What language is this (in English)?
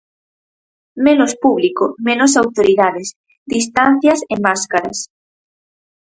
Galician